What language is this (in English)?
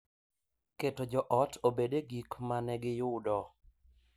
Luo (Kenya and Tanzania)